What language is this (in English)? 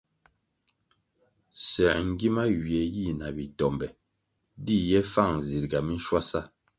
Kwasio